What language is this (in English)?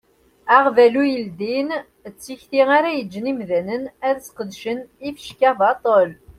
Kabyle